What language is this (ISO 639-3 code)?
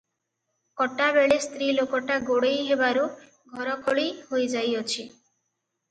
ori